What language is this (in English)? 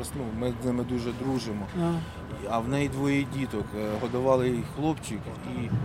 Ukrainian